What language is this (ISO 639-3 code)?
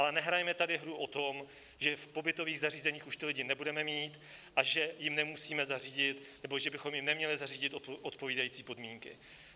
ces